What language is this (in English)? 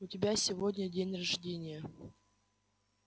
Russian